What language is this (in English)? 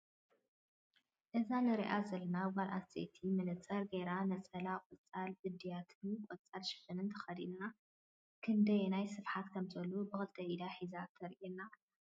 Tigrinya